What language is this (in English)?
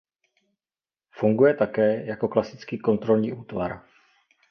Czech